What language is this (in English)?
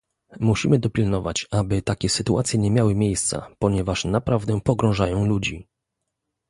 Polish